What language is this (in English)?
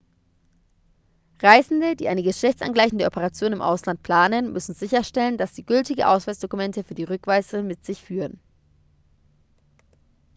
German